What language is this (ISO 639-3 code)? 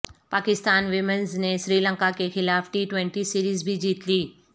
urd